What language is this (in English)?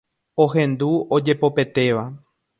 Guarani